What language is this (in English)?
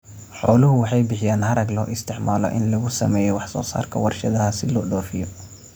Somali